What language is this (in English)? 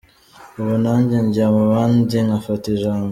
Kinyarwanda